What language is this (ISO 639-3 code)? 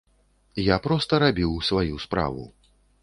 bel